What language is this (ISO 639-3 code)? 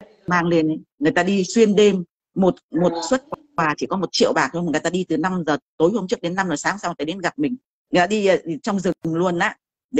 vie